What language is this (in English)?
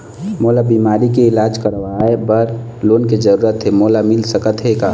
Chhattisgarhi